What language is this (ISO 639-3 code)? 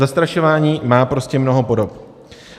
ces